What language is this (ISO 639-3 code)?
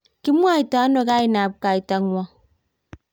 kln